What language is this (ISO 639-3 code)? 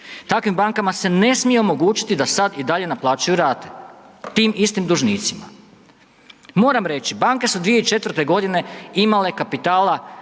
hrv